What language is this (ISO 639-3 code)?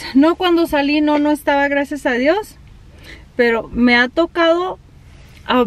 spa